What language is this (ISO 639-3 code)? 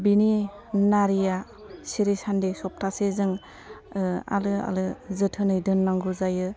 brx